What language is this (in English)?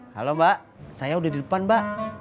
Indonesian